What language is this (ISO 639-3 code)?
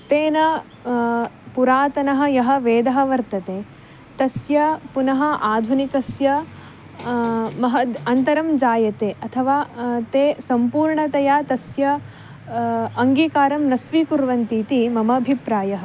san